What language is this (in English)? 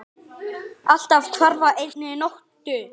Icelandic